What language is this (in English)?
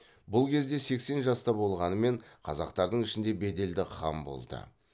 Kazakh